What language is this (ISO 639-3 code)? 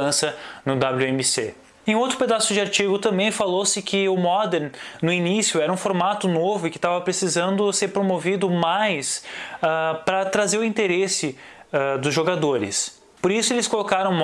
por